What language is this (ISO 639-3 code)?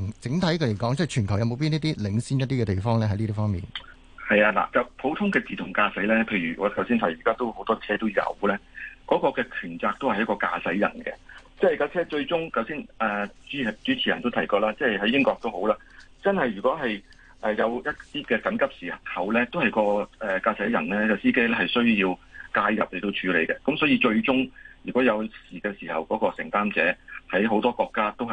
zho